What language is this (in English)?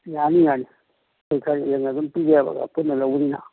Manipuri